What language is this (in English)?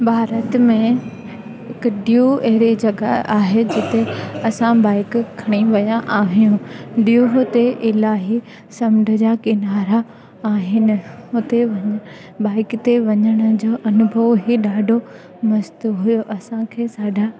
Sindhi